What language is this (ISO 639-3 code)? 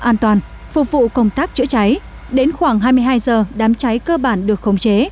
vie